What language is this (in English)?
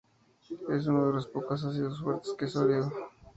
Spanish